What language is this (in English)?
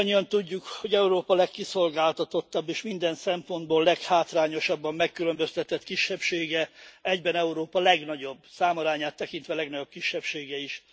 Hungarian